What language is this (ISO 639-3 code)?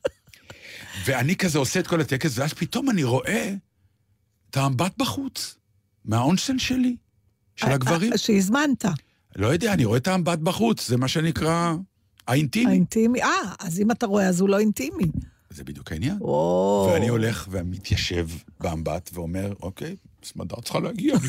heb